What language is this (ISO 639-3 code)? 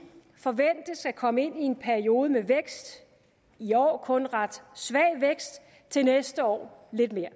dan